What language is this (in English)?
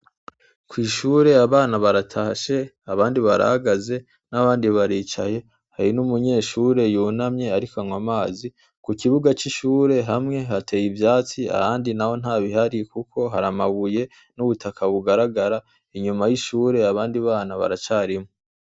Rundi